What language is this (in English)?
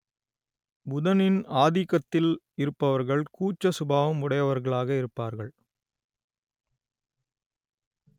Tamil